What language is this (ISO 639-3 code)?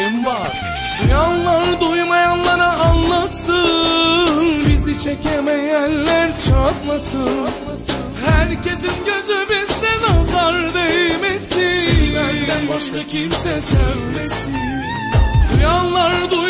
bul